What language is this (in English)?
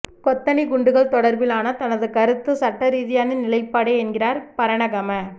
Tamil